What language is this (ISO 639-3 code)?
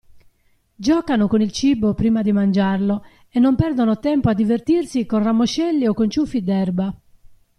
ita